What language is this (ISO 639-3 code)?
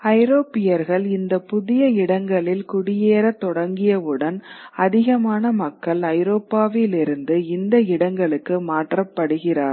tam